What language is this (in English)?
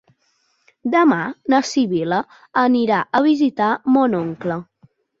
Catalan